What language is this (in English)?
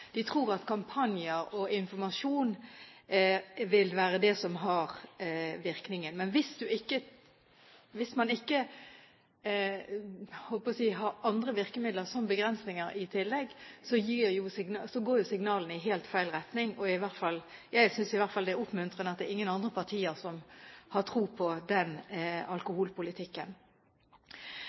Norwegian Bokmål